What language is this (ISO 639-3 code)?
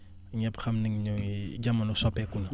wol